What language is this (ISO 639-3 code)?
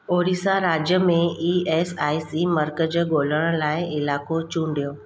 snd